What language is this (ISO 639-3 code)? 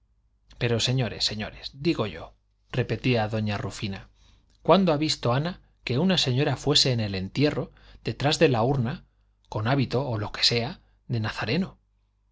spa